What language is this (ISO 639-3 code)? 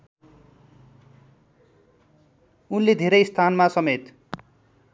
nep